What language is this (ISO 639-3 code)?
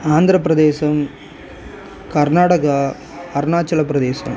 tam